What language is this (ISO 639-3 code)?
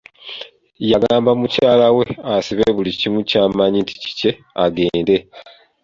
lug